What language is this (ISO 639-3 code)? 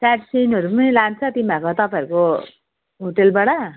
nep